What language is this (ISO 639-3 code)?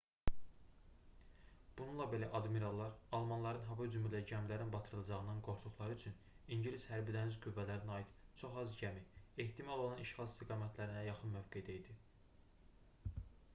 aze